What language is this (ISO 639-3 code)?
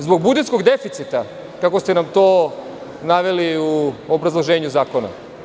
srp